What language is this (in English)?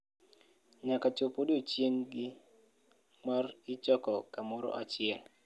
Luo (Kenya and Tanzania)